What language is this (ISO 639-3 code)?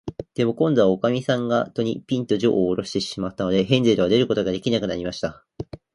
jpn